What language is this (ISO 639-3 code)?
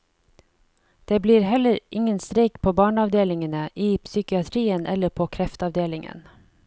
nor